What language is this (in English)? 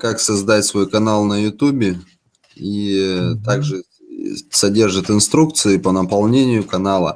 Russian